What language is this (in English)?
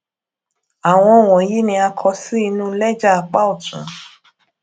Yoruba